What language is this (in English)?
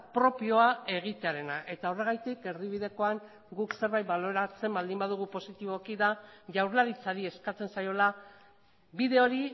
Basque